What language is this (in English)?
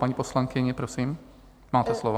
Czech